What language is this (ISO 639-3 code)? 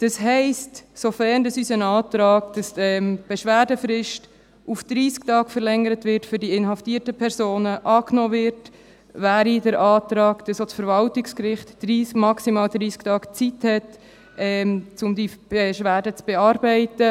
gsw